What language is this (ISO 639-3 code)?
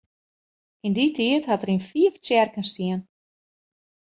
fry